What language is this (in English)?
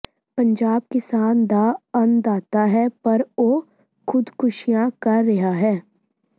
Punjabi